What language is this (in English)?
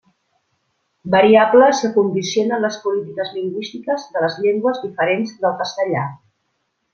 Catalan